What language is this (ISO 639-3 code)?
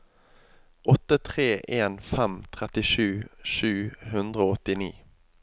nor